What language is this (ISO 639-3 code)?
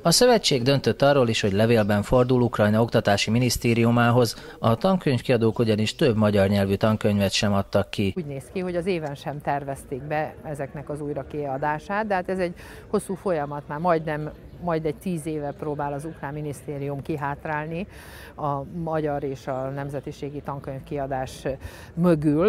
hun